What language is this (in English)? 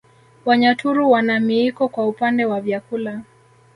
Swahili